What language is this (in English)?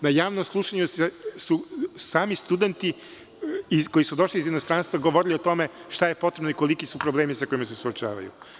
Serbian